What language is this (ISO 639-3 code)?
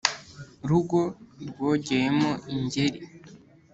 kin